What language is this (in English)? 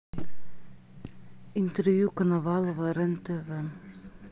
Russian